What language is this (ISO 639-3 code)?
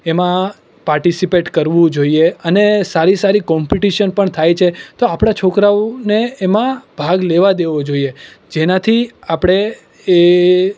guj